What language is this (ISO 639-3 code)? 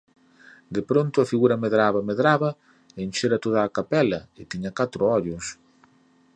glg